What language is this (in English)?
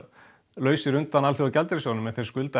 Icelandic